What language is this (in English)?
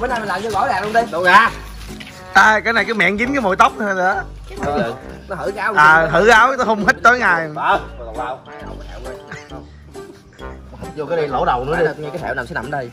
Vietnamese